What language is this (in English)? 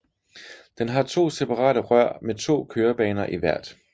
Danish